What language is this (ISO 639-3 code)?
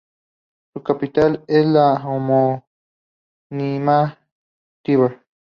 spa